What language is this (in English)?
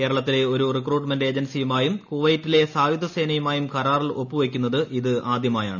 Malayalam